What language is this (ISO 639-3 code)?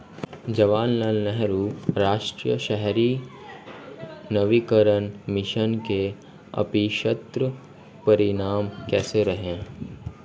hin